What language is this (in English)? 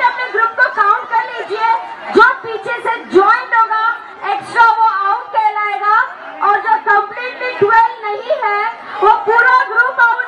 Spanish